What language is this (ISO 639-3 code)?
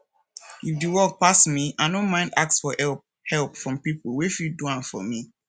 pcm